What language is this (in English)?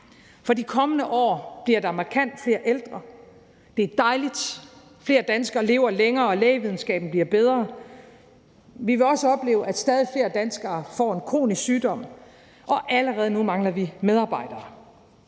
Danish